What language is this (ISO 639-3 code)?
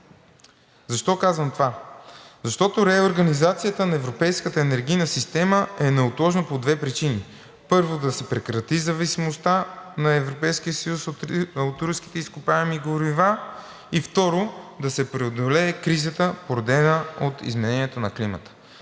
bul